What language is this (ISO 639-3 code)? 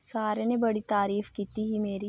doi